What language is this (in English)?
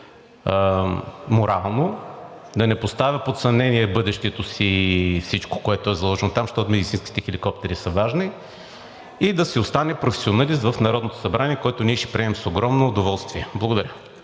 Bulgarian